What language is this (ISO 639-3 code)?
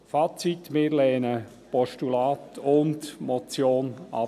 gsw